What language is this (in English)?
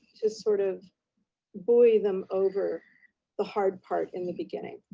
English